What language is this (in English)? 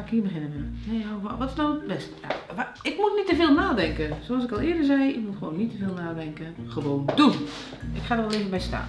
Dutch